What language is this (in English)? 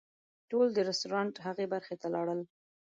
Pashto